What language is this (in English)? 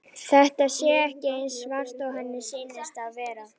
Icelandic